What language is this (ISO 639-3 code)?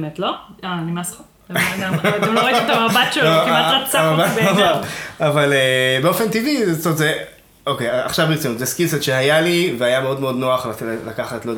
heb